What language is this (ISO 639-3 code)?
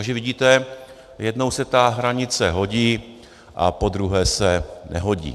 ces